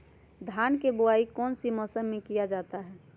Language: Magahi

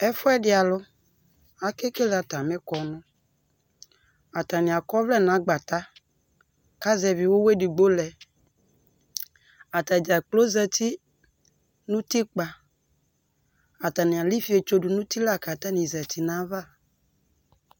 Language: Ikposo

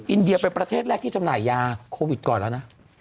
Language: Thai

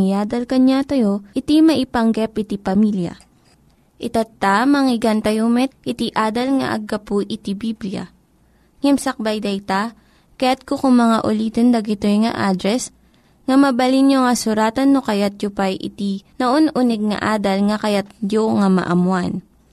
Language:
Filipino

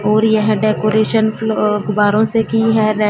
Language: Hindi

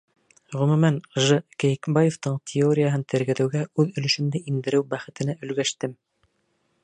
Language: Bashkir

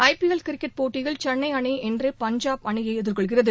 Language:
Tamil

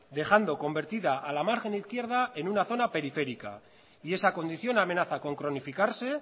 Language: Spanish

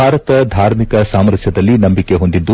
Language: Kannada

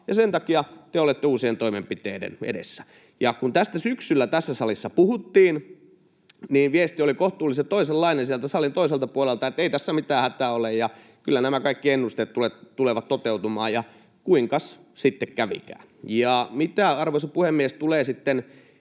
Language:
Finnish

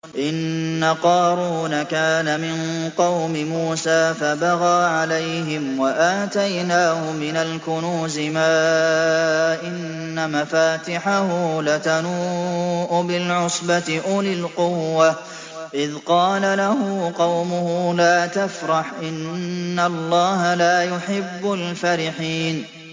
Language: Arabic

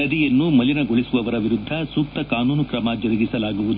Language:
Kannada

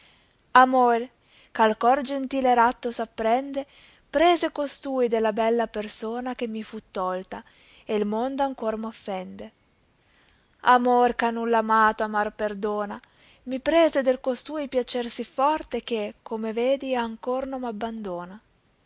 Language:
Italian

